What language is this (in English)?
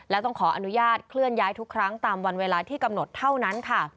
Thai